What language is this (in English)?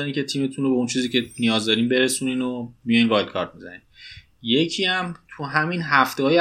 Persian